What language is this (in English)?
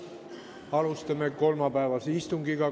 Estonian